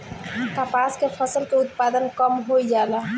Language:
Bhojpuri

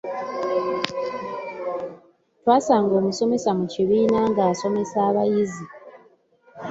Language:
Ganda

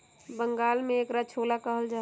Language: Magahi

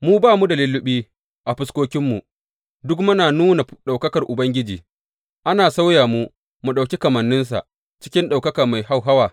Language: Hausa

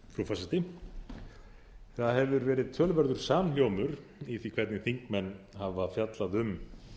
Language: Icelandic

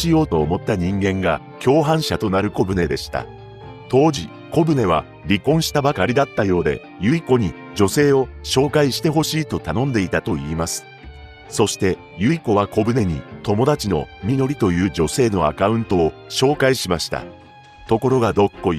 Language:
Japanese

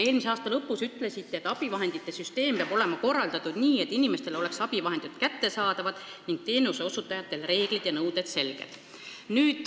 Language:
Estonian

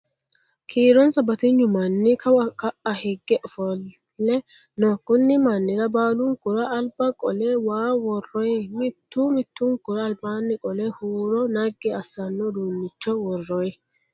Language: Sidamo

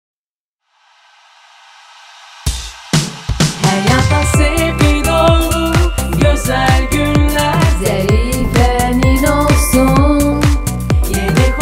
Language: Turkish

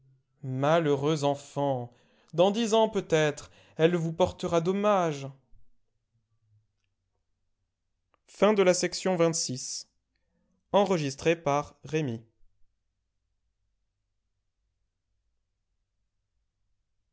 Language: French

